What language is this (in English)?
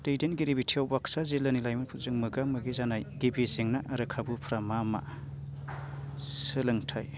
Bodo